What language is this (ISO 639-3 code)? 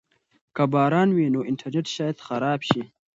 pus